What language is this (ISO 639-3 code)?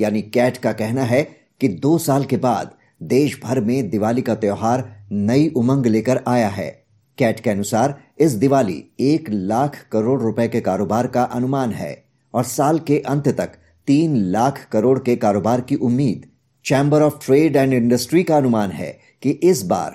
hin